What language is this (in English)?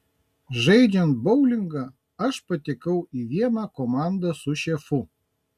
Lithuanian